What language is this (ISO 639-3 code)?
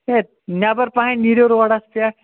kas